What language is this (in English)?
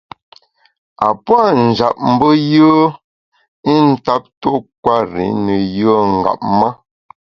Bamun